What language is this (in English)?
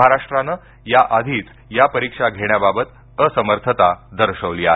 Marathi